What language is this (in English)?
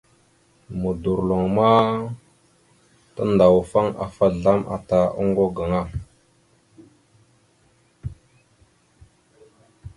Mada (Cameroon)